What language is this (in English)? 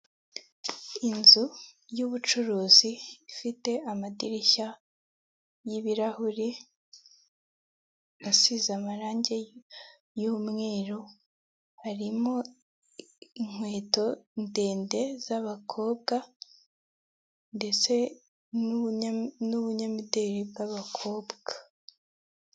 Kinyarwanda